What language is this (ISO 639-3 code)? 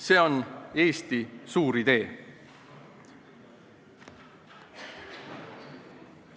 est